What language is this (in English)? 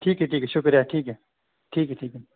Urdu